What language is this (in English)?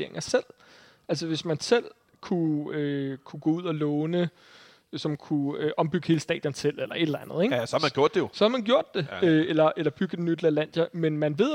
Danish